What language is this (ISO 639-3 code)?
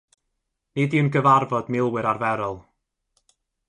cym